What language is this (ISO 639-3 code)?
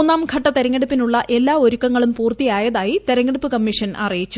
mal